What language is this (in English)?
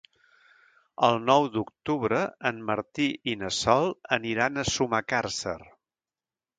Catalan